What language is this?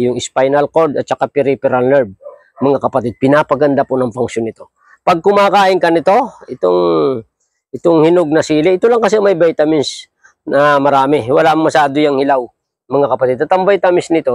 Filipino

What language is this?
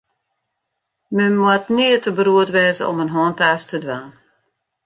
Western Frisian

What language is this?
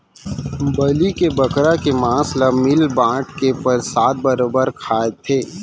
Chhattisgarhi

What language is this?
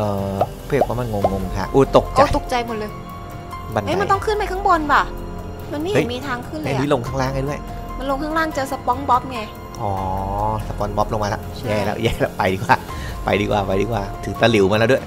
Thai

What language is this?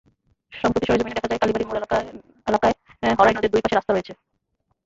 Bangla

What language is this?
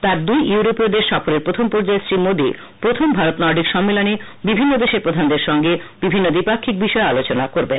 Bangla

